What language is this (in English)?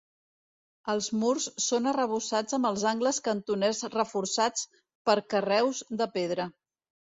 Catalan